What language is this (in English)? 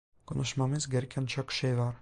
Turkish